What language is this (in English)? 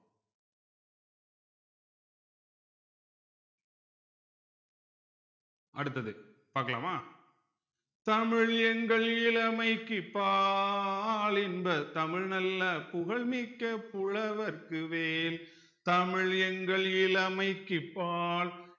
Tamil